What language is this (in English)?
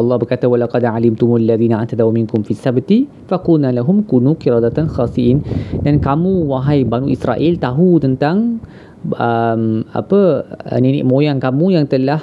Malay